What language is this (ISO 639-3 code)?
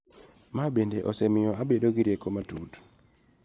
luo